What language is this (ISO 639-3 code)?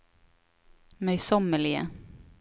nor